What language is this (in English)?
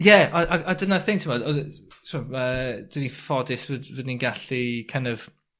Welsh